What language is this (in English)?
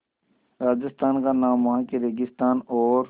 Hindi